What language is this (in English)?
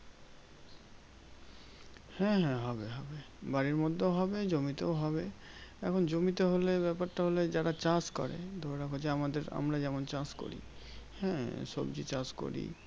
Bangla